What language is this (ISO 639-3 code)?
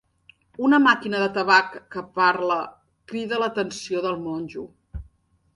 cat